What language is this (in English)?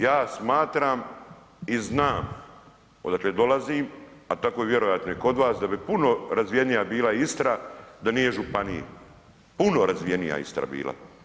Croatian